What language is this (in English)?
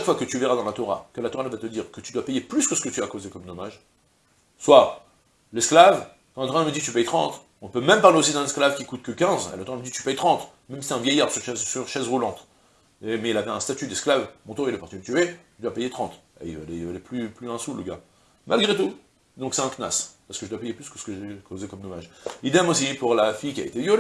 French